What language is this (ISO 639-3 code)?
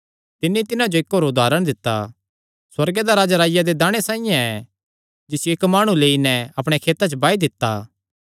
xnr